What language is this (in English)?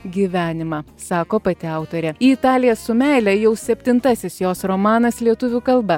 Lithuanian